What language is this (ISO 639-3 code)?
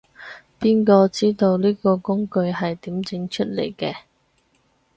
yue